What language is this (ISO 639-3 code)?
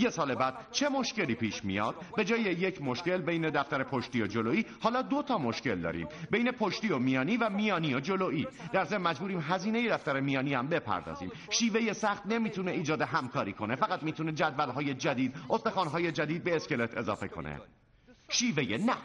fas